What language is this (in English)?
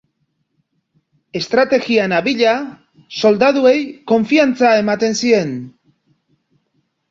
Basque